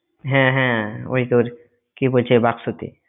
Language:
Bangla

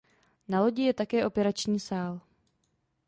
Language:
Czech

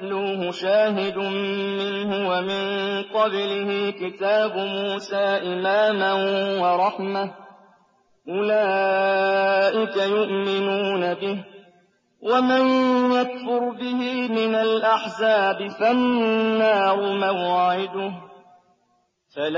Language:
Arabic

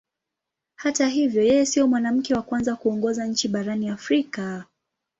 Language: Swahili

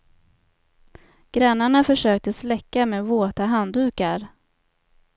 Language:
Swedish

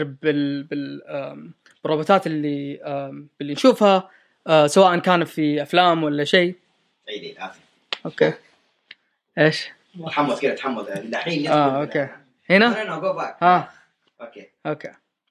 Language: Arabic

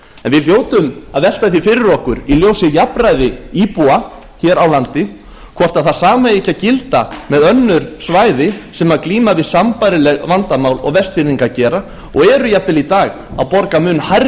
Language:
Icelandic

